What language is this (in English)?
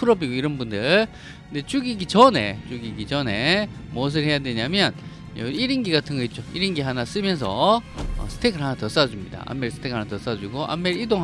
Korean